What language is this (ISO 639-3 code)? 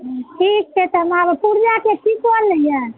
mai